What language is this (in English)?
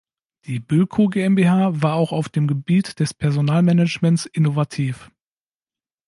German